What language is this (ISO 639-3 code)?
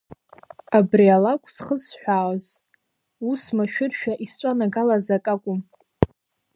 abk